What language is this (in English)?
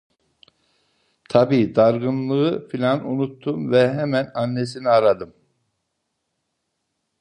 Turkish